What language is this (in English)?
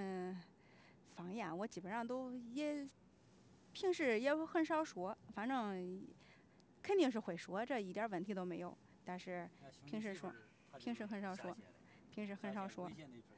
Chinese